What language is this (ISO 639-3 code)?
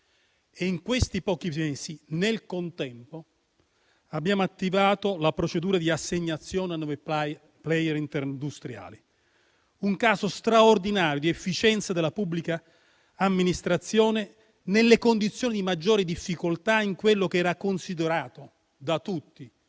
ita